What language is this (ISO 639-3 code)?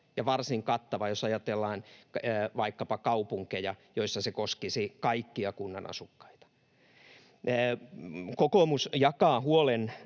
fin